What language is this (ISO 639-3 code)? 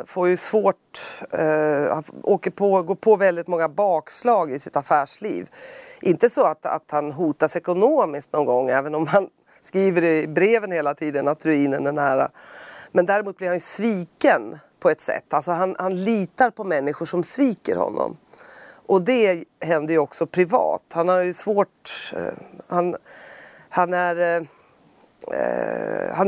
swe